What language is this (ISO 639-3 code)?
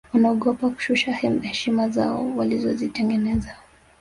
swa